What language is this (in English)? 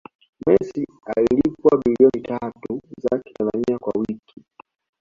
Swahili